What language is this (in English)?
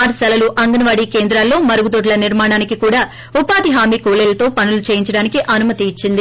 Telugu